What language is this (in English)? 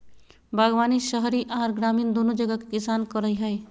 Magahi